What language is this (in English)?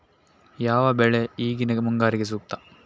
Kannada